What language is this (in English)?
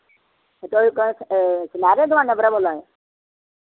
Dogri